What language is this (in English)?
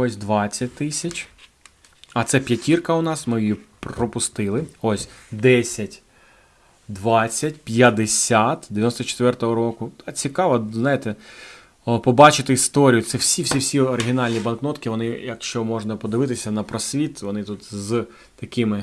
Ukrainian